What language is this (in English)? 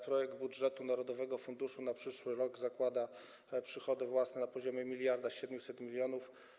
Polish